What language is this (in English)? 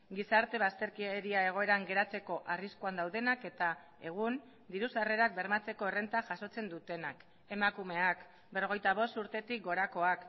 Basque